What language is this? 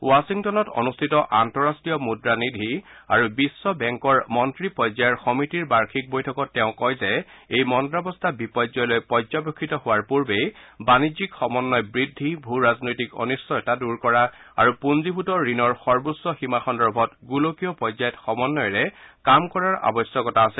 Assamese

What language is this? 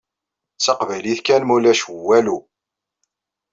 Kabyle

